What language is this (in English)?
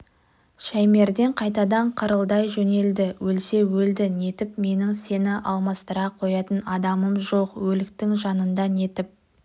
Kazakh